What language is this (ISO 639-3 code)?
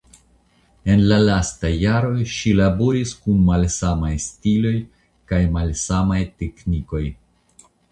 epo